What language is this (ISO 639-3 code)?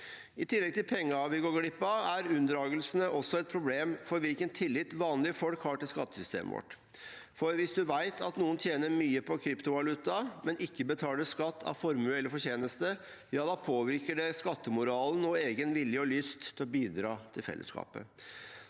nor